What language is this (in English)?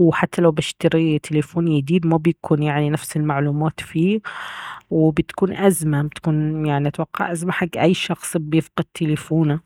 Baharna Arabic